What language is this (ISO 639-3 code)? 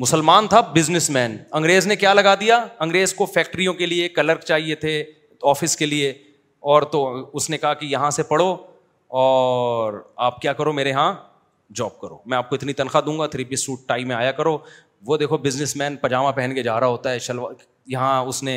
urd